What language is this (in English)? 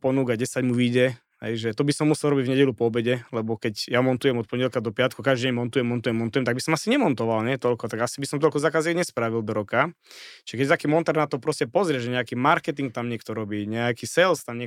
Slovak